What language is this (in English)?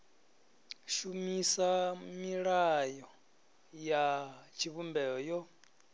Venda